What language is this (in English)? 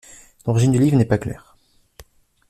French